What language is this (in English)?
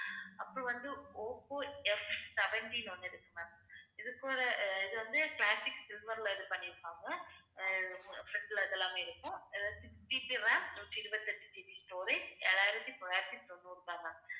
Tamil